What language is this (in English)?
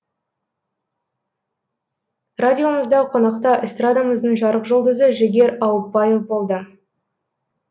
Kazakh